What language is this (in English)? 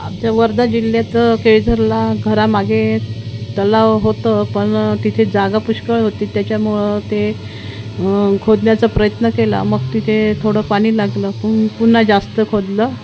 Marathi